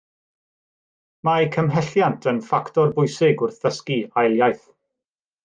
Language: Welsh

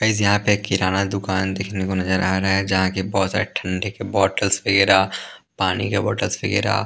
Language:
Hindi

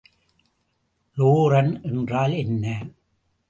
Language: Tamil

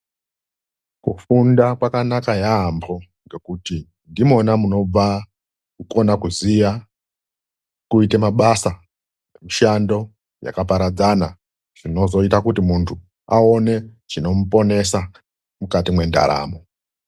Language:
Ndau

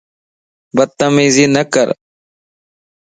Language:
Lasi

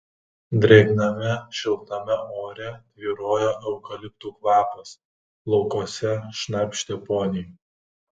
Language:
Lithuanian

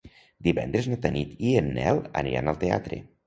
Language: Catalan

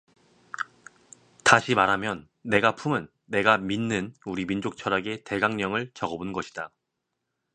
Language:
Korean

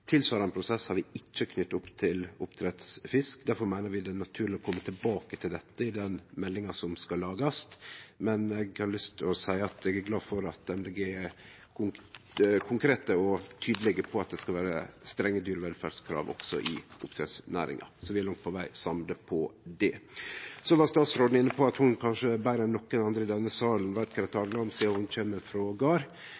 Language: Norwegian Nynorsk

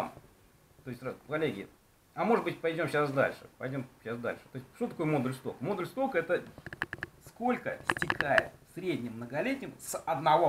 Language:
Russian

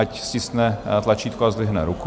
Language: Czech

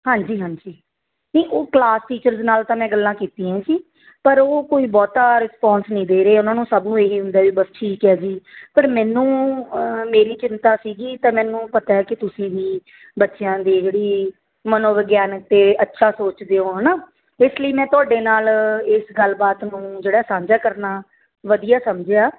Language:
Punjabi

